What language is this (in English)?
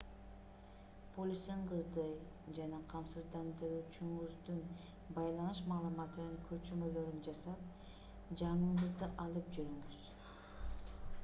Kyrgyz